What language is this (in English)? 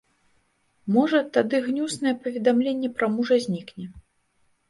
Belarusian